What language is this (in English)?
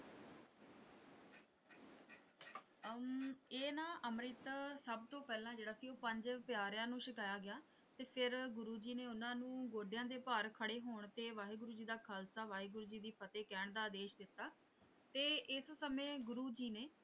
Punjabi